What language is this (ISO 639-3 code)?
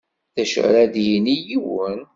kab